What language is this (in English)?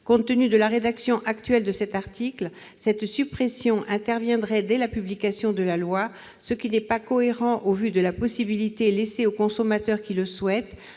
French